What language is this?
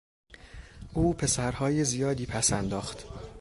Persian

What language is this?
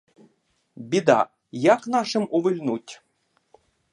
Ukrainian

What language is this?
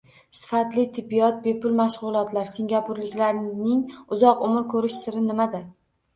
Uzbek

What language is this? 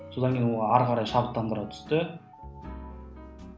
Kazakh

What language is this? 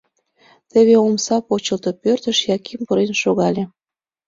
Mari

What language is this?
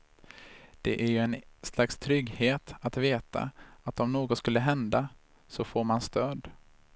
Swedish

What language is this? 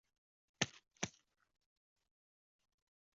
Chinese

